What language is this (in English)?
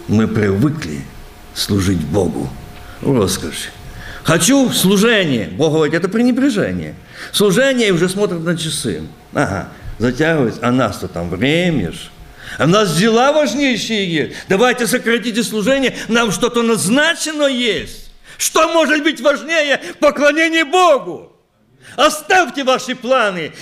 Russian